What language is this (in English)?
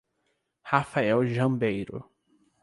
Portuguese